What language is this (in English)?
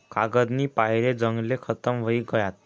Marathi